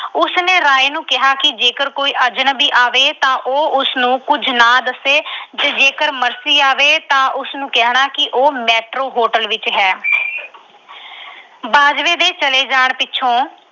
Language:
Punjabi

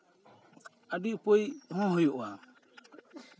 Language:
Santali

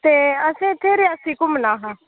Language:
Dogri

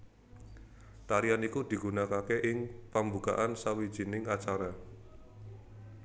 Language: Javanese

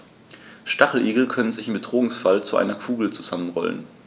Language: German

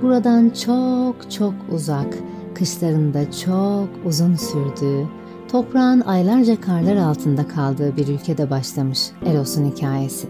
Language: Turkish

